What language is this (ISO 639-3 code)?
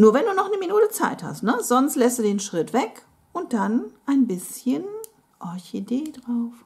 deu